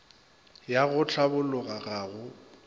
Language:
Northern Sotho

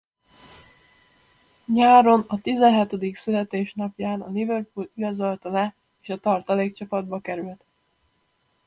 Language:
Hungarian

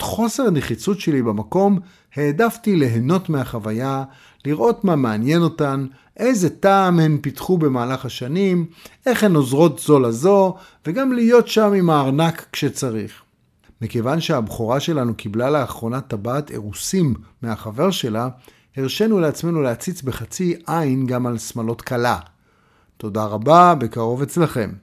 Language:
Hebrew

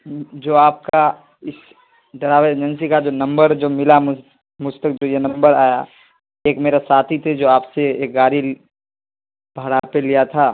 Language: Urdu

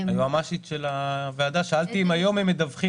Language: Hebrew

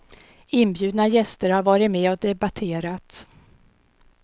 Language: Swedish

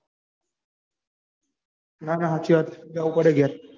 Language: Gujarati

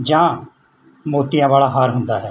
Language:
Punjabi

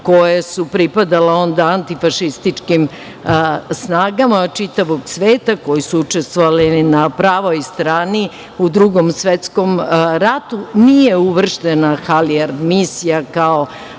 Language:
Serbian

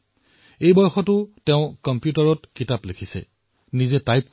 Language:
Assamese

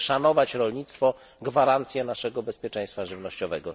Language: Polish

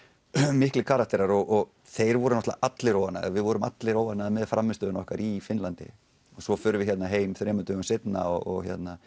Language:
Icelandic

